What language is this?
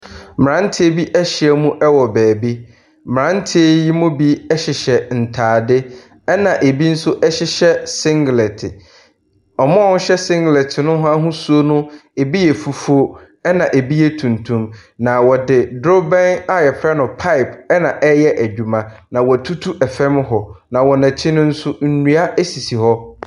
Akan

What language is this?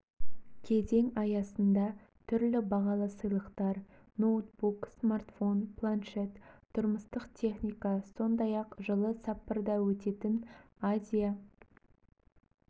Kazakh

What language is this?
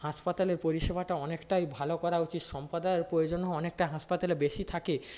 Bangla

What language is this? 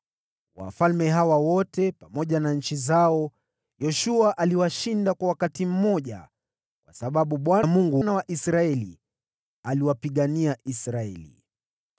Swahili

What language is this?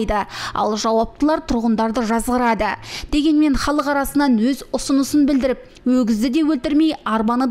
Turkish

